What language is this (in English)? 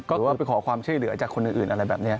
Thai